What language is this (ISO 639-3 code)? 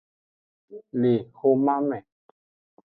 ajg